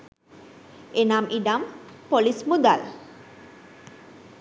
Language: Sinhala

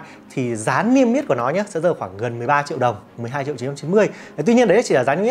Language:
Vietnamese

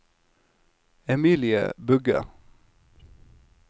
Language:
Norwegian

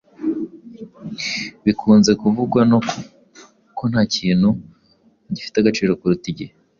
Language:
Kinyarwanda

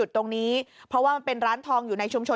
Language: Thai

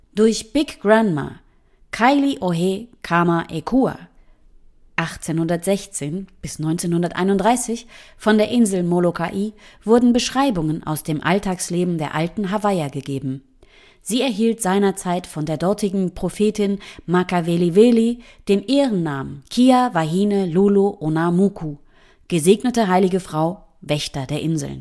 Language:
German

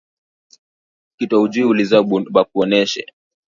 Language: Swahili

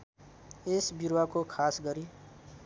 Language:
Nepali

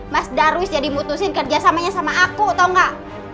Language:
Indonesian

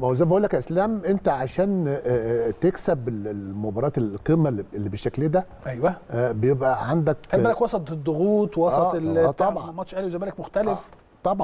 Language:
Arabic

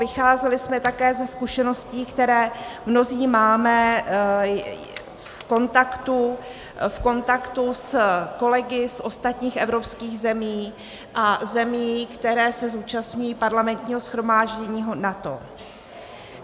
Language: Czech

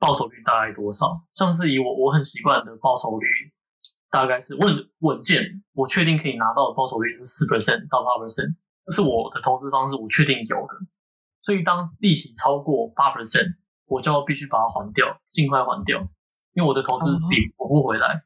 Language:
Chinese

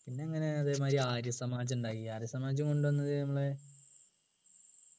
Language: Malayalam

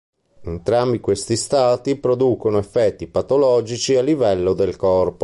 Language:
Italian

